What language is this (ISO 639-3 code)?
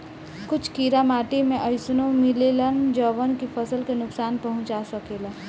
bho